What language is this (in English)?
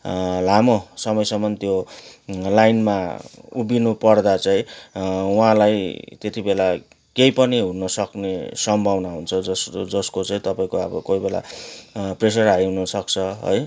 Nepali